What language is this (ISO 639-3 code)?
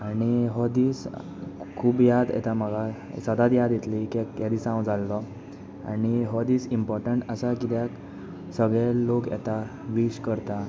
kok